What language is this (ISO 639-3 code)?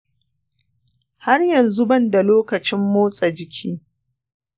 hau